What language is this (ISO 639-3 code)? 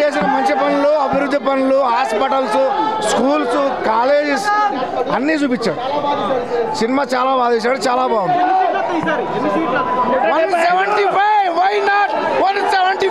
tel